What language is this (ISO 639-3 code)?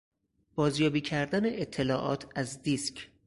fas